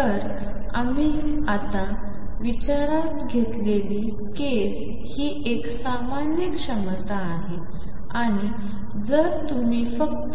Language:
Marathi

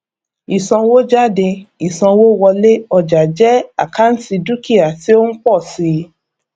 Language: Yoruba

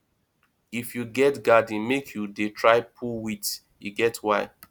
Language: Nigerian Pidgin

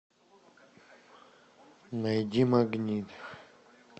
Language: Russian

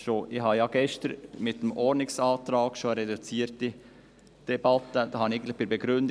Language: Swiss German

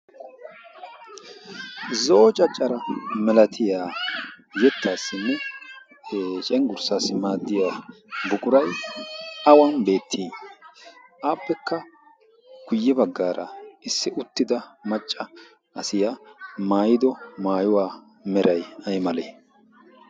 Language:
Wolaytta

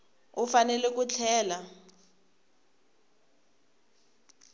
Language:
Tsonga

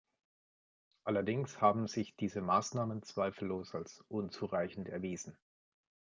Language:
German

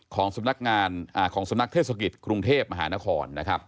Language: Thai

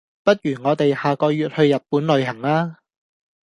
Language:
Cantonese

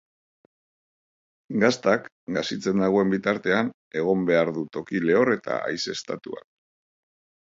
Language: Basque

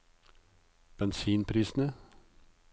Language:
Norwegian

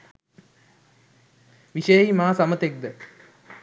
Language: Sinhala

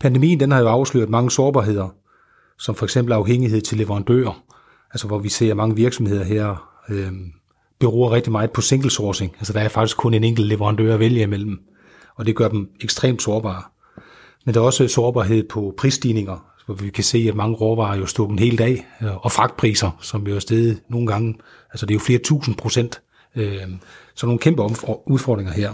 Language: Danish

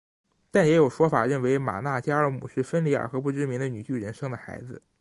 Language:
Chinese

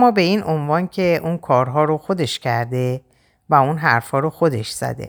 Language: Persian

